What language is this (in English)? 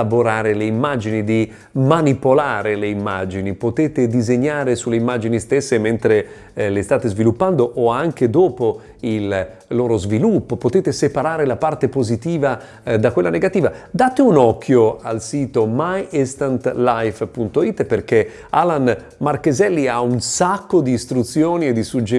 Italian